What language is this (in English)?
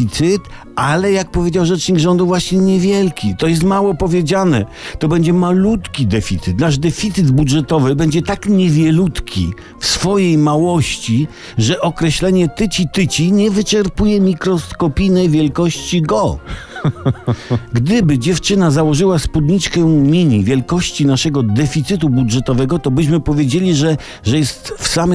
Polish